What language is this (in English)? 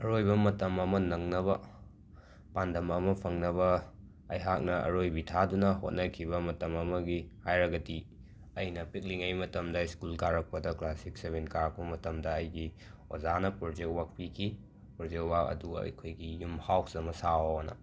Manipuri